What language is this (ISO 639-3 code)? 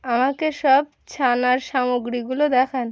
ben